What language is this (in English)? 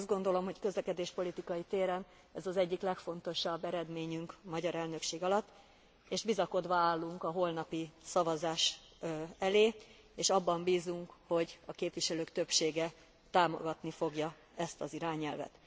Hungarian